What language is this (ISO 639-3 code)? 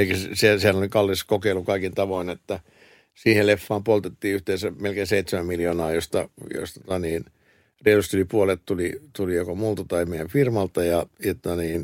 fin